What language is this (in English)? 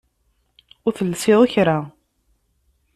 Kabyle